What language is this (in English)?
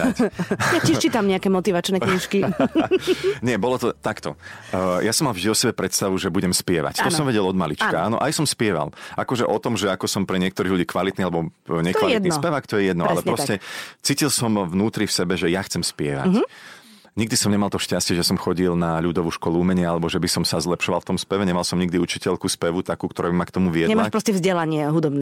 Slovak